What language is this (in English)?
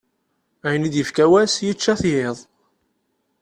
Kabyle